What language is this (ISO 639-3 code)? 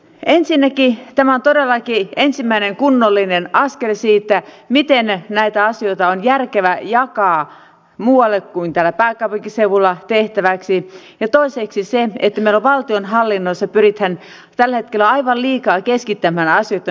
fin